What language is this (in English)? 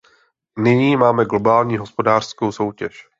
Czech